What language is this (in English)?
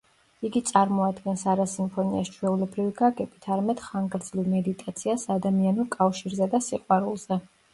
Georgian